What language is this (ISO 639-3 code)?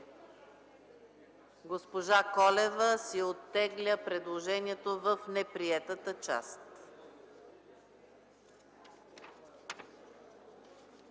bul